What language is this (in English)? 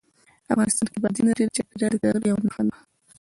Pashto